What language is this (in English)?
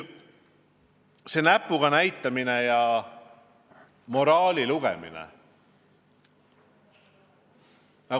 Estonian